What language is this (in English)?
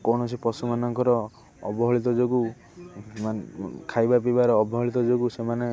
Odia